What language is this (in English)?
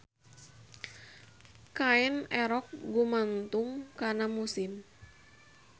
Sundanese